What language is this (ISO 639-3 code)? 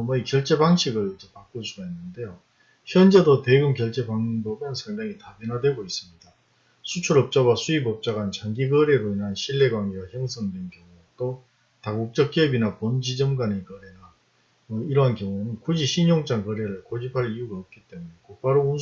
kor